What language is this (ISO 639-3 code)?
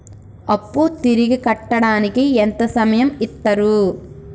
tel